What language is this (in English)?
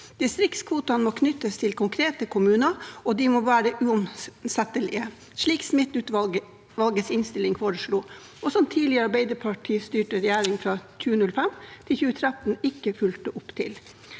Norwegian